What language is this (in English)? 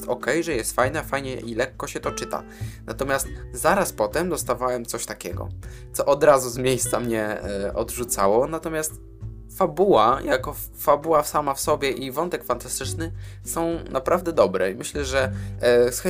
Polish